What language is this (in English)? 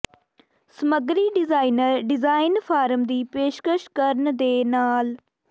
Punjabi